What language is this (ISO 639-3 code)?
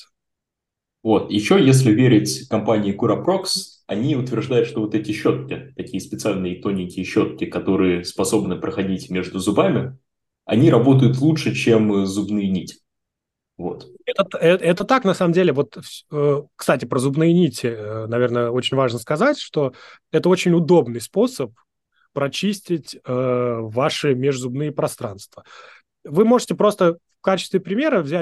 rus